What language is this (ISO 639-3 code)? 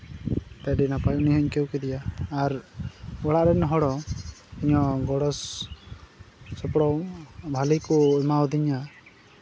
sat